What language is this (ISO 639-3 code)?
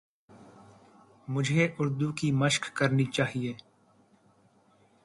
urd